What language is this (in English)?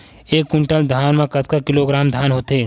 Chhattisgarhi